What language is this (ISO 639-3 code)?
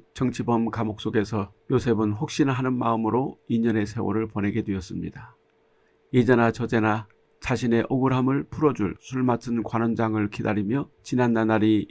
kor